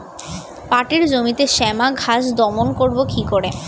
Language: Bangla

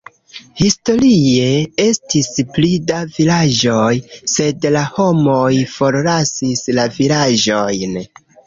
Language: Esperanto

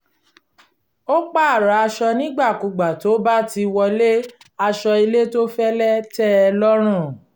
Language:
Yoruba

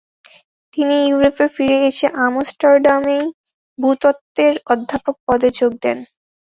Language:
Bangla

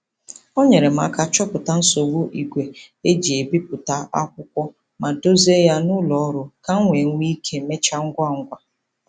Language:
Igbo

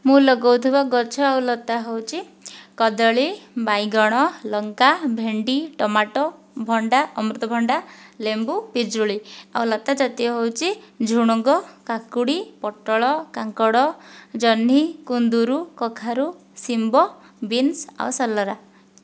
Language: Odia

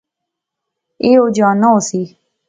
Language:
Pahari-Potwari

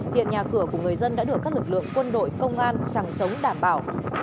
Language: Vietnamese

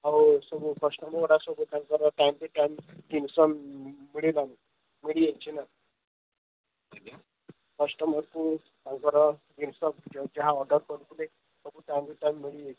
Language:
Odia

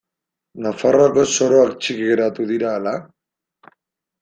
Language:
Basque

